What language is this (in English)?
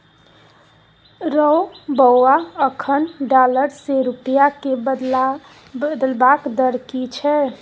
Maithili